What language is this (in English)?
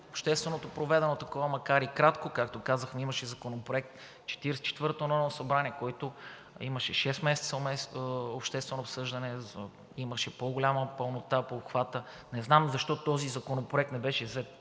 Bulgarian